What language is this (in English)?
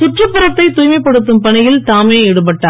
Tamil